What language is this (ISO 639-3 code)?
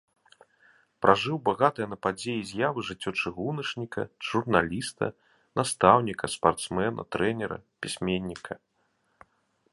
bel